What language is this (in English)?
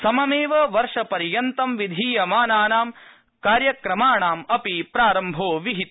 Sanskrit